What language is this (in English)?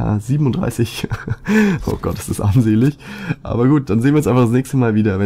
German